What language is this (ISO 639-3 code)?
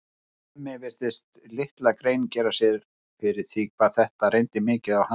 isl